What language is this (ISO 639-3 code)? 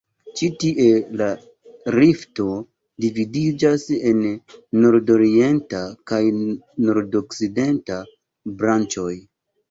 epo